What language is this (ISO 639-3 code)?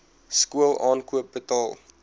afr